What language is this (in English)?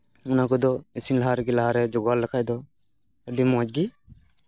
Santali